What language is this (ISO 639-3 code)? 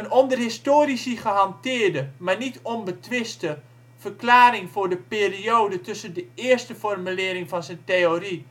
nld